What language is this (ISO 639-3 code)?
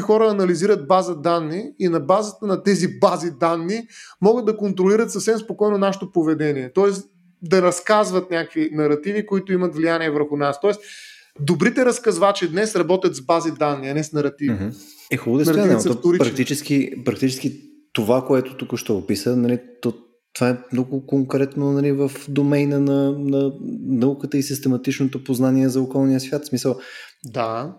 bul